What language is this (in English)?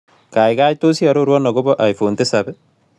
Kalenjin